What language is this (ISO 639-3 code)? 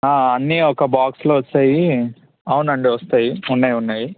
tel